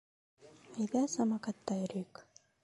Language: Bashkir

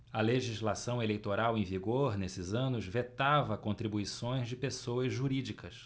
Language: Portuguese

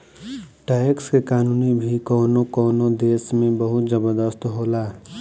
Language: Bhojpuri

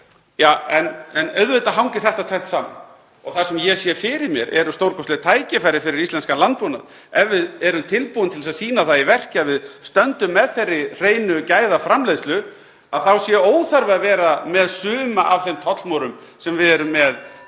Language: Icelandic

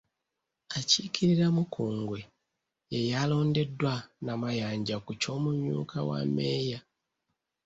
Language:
Ganda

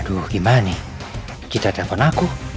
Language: Indonesian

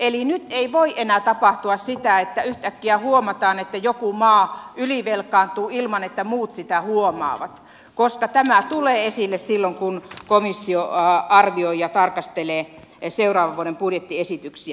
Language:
Finnish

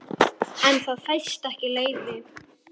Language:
Icelandic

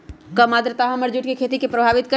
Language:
Magahi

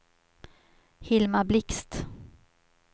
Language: Swedish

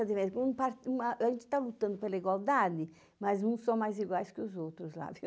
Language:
Portuguese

